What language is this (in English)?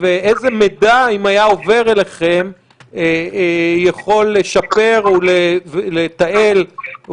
Hebrew